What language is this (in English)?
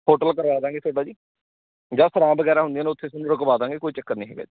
Punjabi